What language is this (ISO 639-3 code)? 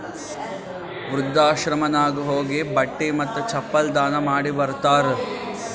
kan